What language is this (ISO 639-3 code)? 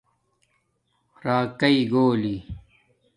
dmk